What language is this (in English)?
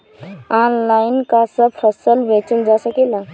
Bhojpuri